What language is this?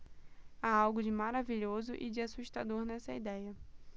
Portuguese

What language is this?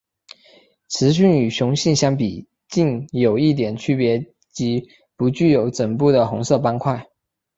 Chinese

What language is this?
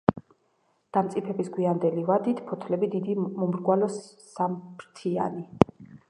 Georgian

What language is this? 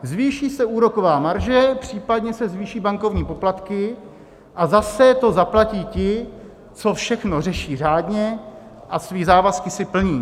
Czech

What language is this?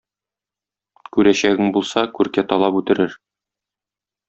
Tatar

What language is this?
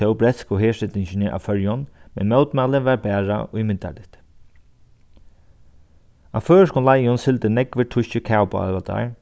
Faroese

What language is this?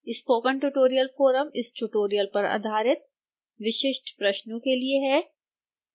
Hindi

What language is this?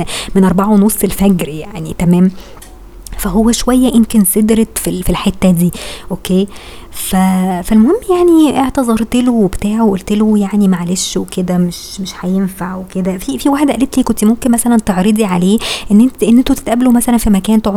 Arabic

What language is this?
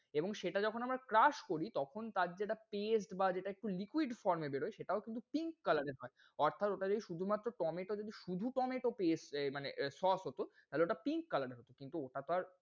Bangla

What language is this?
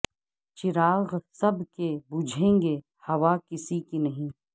Urdu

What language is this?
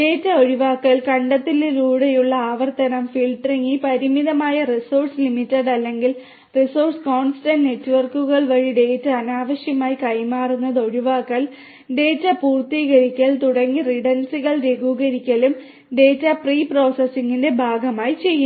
Malayalam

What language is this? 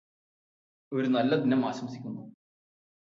Malayalam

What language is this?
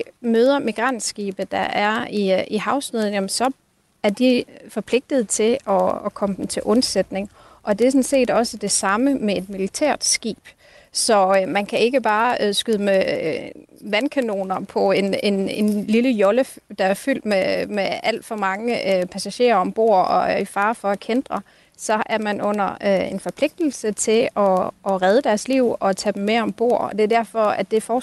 Danish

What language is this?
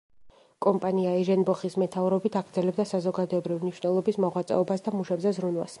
Georgian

